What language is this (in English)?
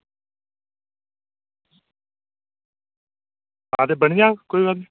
Dogri